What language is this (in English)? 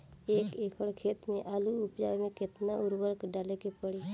Bhojpuri